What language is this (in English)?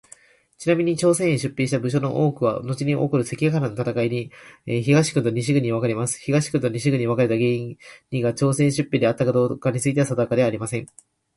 Japanese